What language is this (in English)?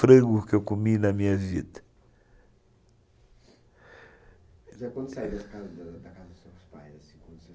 Portuguese